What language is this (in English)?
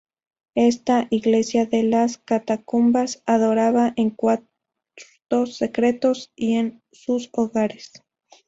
Spanish